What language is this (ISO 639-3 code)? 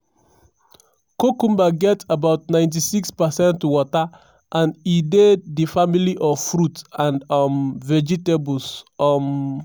pcm